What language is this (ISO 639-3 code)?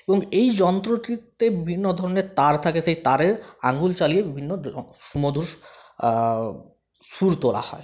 ben